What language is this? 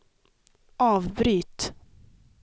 Swedish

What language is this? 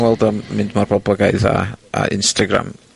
Welsh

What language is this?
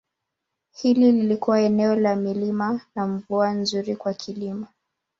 Swahili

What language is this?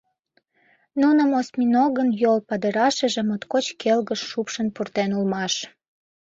Mari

